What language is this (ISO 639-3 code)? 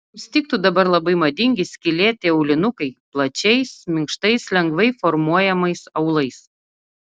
lit